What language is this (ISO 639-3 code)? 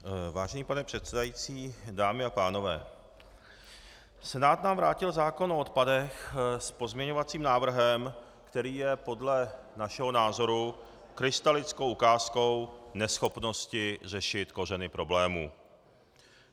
ces